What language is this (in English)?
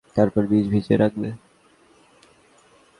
Bangla